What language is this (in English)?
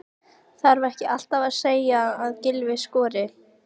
Icelandic